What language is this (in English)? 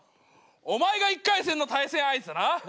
Japanese